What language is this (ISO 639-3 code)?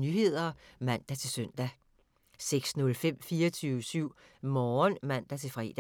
dan